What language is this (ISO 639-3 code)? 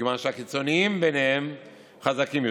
heb